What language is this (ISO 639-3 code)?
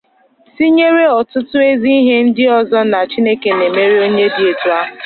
ibo